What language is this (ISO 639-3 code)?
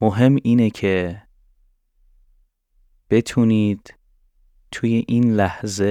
fas